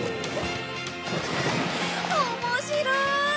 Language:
Japanese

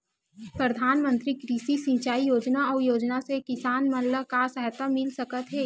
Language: Chhattisgarhi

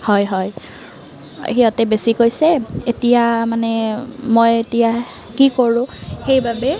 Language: Assamese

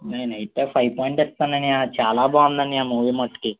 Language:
Telugu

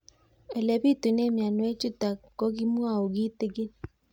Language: Kalenjin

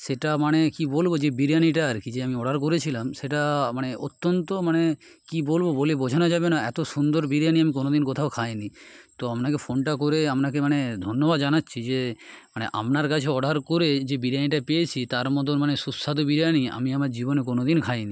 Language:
Bangla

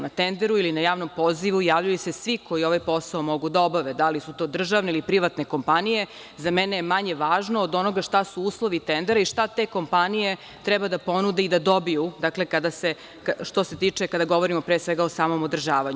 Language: Serbian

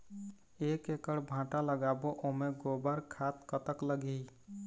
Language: Chhattisgarhi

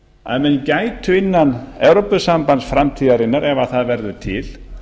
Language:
Icelandic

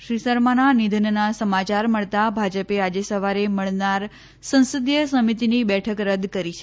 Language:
Gujarati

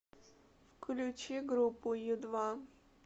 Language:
Russian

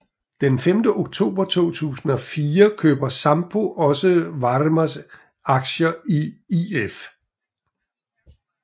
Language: Danish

